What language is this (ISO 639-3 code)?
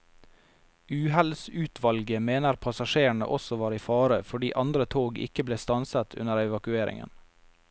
nor